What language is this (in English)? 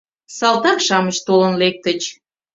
Mari